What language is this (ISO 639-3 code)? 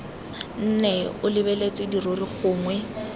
tsn